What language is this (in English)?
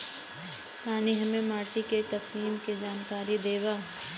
Bhojpuri